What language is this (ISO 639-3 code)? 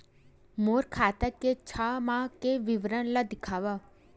hne